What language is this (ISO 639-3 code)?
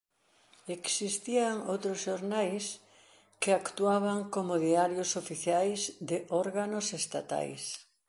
glg